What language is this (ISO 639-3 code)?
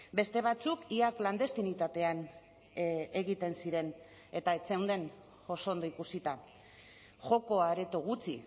eus